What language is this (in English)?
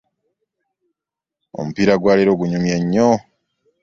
Ganda